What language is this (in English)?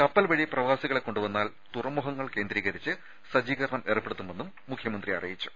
Malayalam